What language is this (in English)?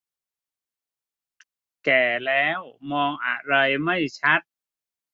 Thai